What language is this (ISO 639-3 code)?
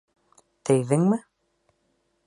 bak